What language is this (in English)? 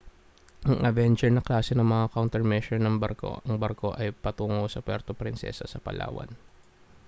Filipino